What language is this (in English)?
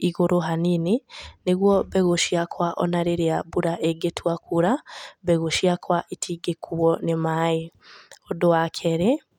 Kikuyu